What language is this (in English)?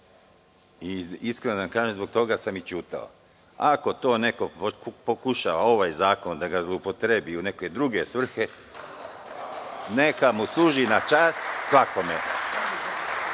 Serbian